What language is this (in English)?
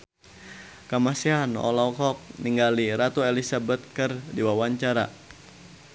Sundanese